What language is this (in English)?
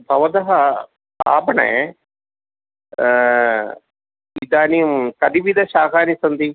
Sanskrit